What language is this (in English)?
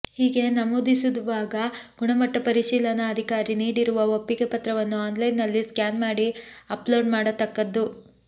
Kannada